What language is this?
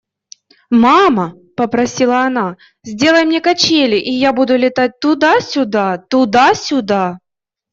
Russian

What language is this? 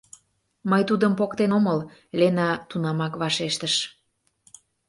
Mari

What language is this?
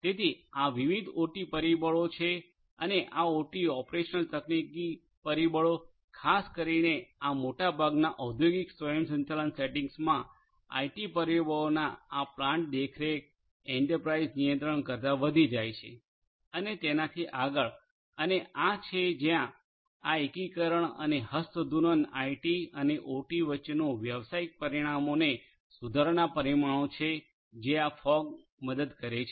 Gujarati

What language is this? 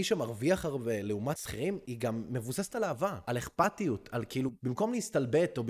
Hebrew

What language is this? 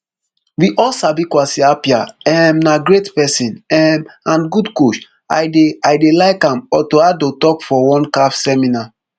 Nigerian Pidgin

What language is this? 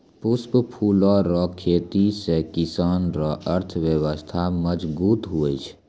Maithili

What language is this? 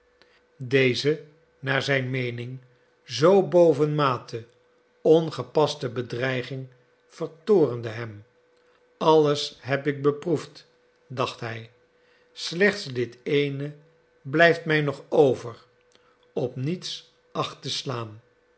Dutch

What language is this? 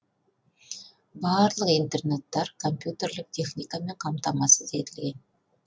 Kazakh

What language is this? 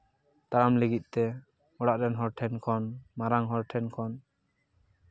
Santali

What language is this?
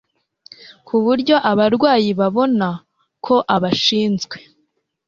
Kinyarwanda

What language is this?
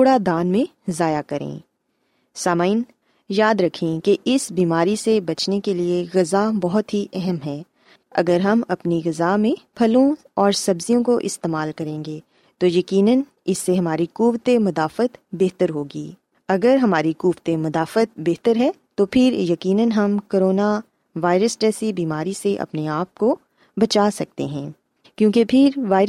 Urdu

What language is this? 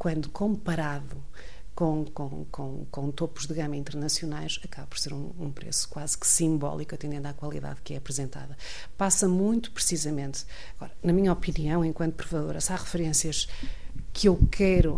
Portuguese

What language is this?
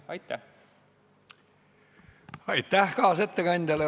Estonian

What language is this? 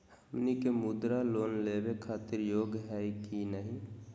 Magahi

